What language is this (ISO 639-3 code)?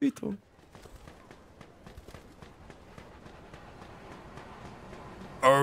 ces